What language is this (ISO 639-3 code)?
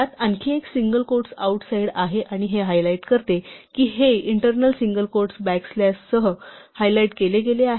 mar